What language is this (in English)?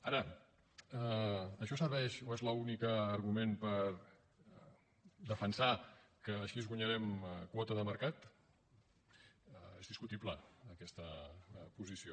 Catalan